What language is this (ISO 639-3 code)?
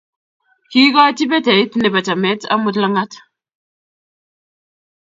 kln